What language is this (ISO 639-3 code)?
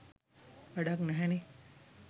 sin